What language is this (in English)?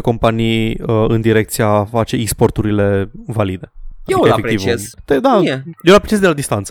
Romanian